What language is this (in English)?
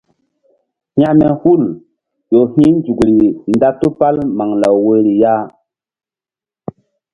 Mbum